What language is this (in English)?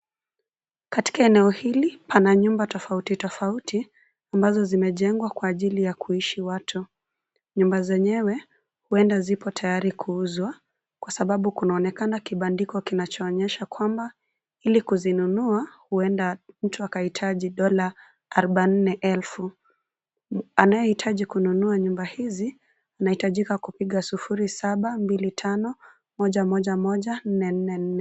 Swahili